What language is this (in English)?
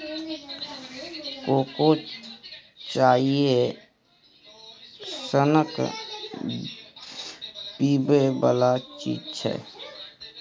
Maithili